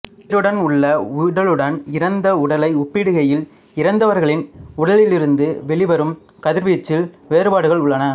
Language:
Tamil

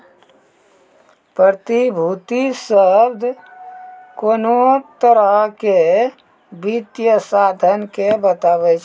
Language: Maithili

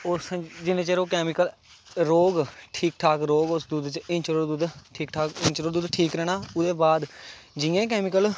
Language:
Dogri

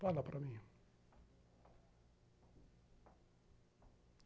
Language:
Portuguese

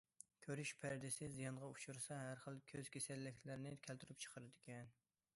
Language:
Uyghur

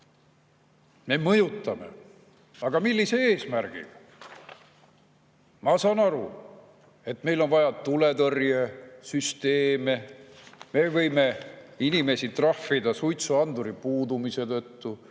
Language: Estonian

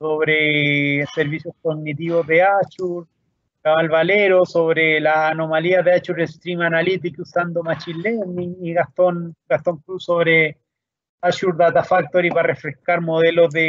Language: Spanish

